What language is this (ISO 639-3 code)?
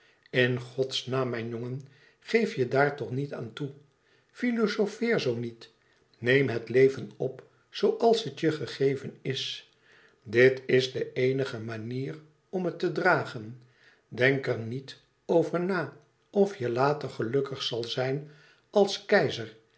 nld